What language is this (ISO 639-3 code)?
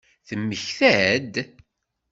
kab